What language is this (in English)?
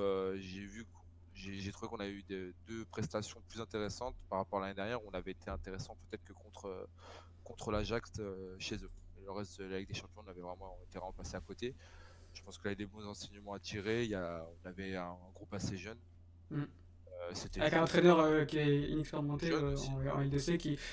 French